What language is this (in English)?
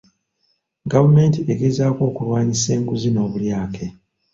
Ganda